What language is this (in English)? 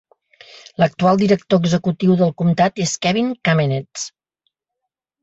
Catalan